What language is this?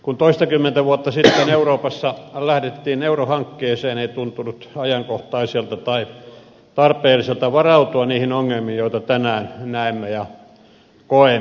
Finnish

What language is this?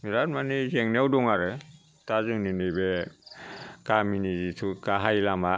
Bodo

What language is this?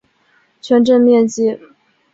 Chinese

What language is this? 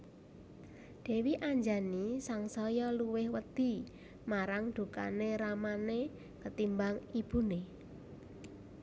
Javanese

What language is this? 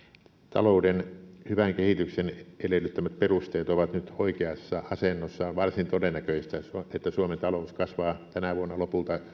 Finnish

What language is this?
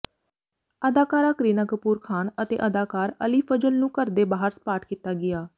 Punjabi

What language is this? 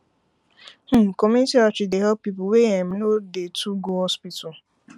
Nigerian Pidgin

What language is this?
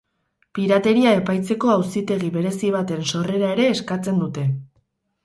Basque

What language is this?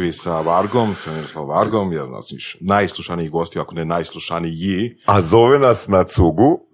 Croatian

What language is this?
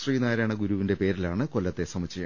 Malayalam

